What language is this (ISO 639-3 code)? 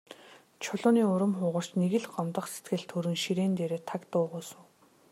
mon